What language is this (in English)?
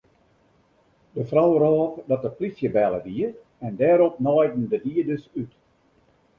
Western Frisian